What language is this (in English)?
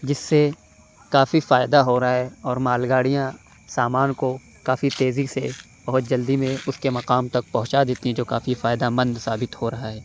Urdu